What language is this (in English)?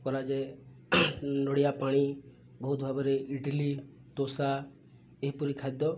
Odia